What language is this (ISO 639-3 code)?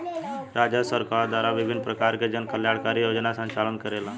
bho